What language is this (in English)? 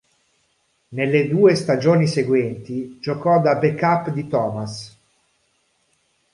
Italian